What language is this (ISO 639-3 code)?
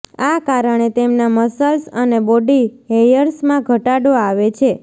guj